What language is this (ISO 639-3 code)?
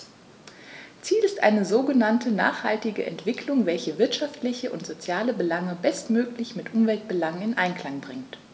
deu